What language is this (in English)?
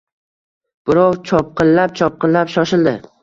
Uzbek